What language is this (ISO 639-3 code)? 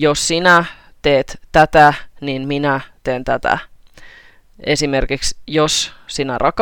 fin